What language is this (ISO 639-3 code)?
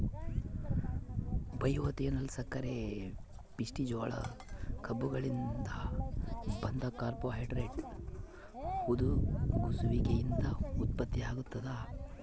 kan